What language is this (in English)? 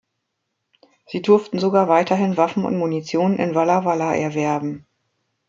German